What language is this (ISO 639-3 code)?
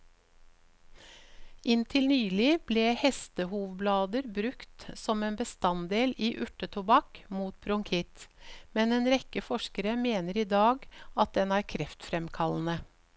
nor